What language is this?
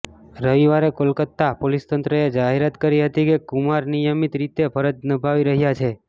Gujarati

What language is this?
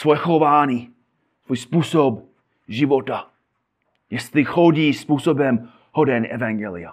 Czech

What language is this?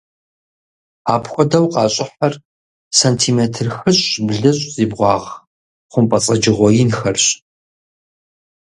Kabardian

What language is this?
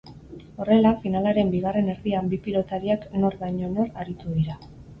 Basque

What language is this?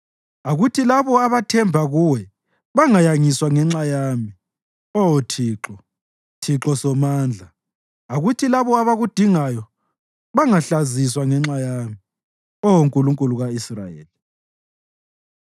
North Ndebele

